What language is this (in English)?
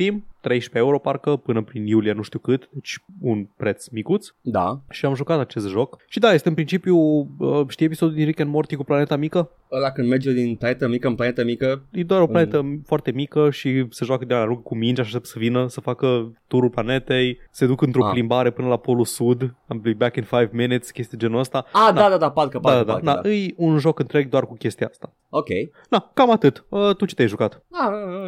Romanian